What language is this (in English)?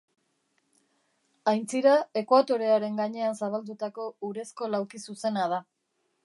Basque